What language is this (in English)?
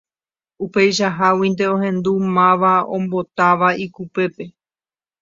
Guarani